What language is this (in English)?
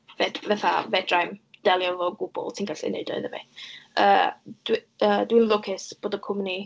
Welsh